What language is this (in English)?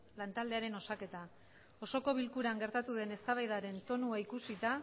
Basque